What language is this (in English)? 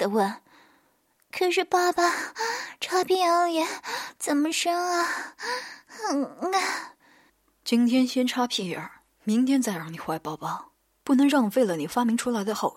Chinese